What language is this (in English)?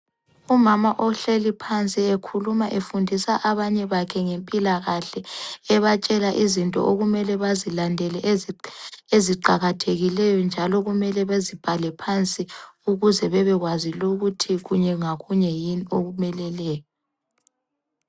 North Ndebele